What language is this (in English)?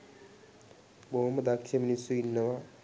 Sinhala